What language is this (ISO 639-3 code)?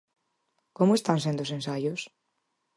glg